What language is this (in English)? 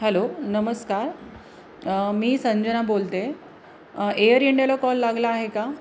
Marathi